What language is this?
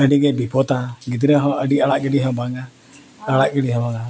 Santali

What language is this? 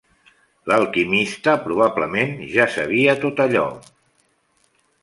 Catalan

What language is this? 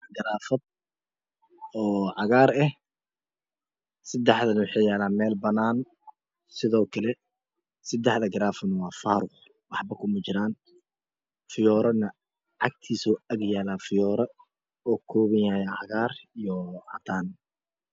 Somali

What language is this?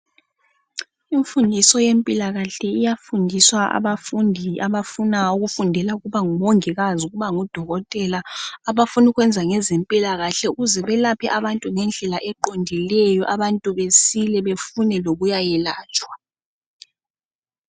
North Ndebele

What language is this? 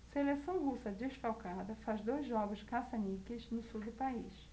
Portuguese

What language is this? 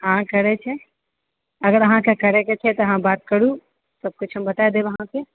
Maithili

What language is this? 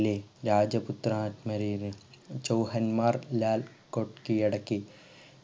Malayalam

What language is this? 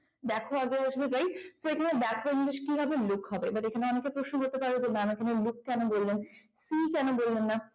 Bangla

